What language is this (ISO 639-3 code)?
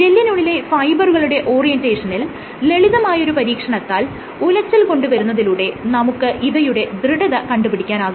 mal